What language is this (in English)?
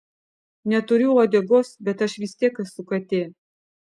Lithuanian